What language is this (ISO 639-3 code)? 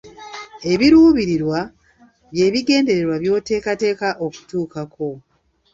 lug